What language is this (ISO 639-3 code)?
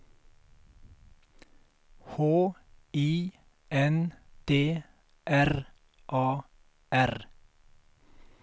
swe